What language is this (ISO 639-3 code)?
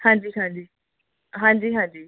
pan